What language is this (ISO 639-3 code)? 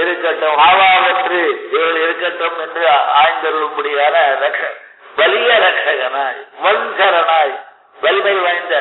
tam